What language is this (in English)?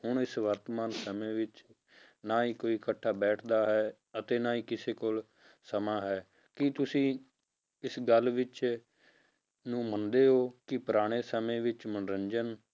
Punjabi